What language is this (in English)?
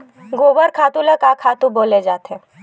Chhattisgarhi